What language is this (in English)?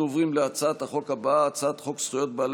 Hebrew